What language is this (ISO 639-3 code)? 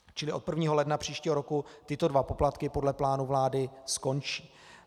ces